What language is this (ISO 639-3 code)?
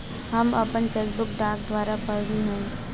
bho